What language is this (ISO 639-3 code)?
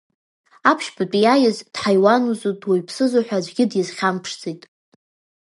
abk